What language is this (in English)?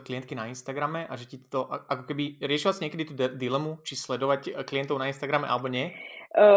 Slovak